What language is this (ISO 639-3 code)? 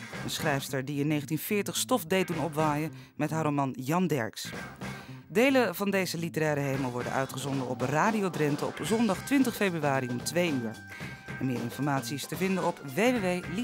nld